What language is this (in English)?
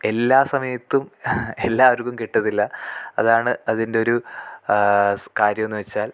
Malayalam